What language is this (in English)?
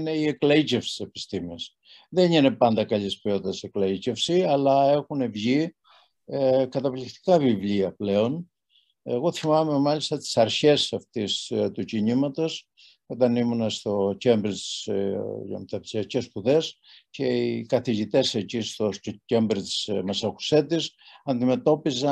Greek